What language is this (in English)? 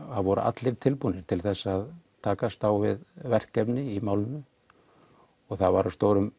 Icelandic